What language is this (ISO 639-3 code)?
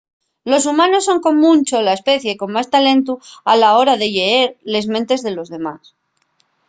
ast